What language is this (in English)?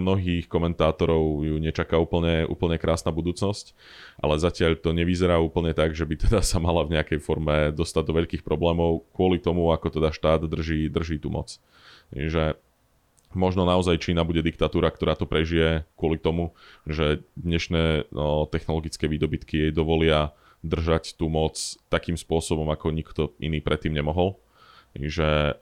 Slovak